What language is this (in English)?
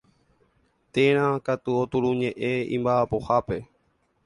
Guarani